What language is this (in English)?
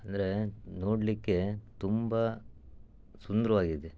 Kannada